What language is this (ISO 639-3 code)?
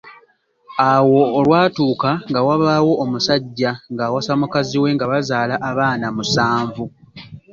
lug